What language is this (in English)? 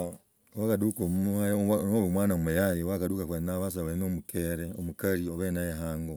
Logooli